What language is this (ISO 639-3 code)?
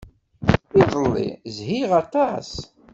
kab